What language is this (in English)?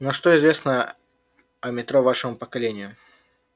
Russian